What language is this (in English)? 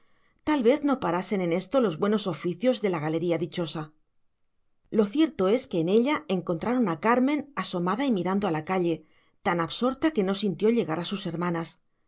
Spanish